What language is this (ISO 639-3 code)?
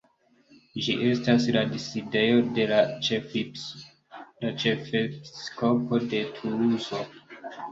epo